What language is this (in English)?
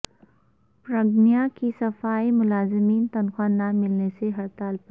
Urdu